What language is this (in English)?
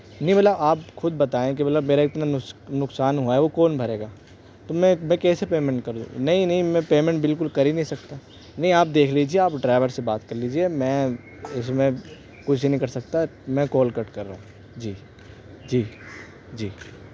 Urdu